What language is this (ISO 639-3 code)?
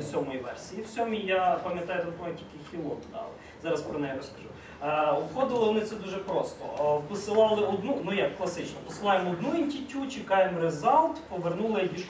ukr